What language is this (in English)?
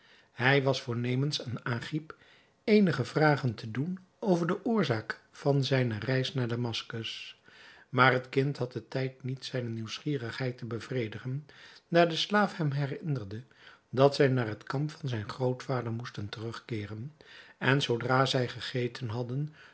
Dutch